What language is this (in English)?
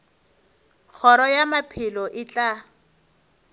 Northern Sotho